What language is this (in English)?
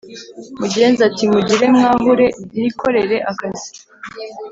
Kinyarwanda